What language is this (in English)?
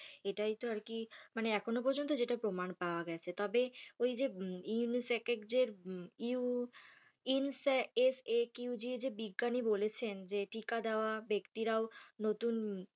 Bangla